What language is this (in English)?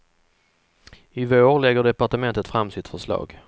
Swedish